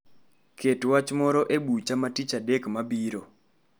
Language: Luo (Kenya and Tanzania)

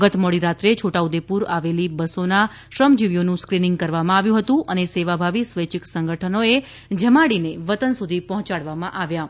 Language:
Gujarati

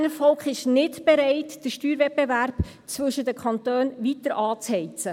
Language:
Swiss German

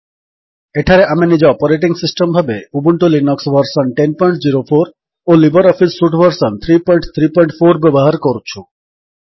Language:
Odia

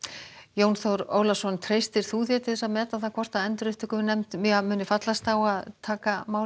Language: Icelandic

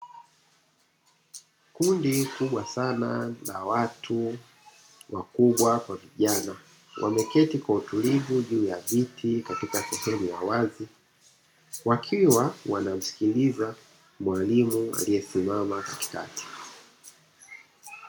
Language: Swahili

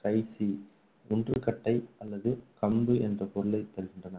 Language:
Tamil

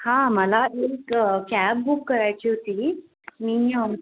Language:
Marathi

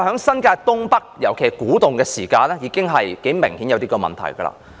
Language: Cantonese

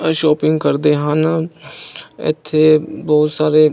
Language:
Punjabi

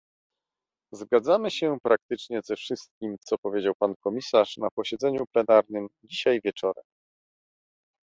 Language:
Polish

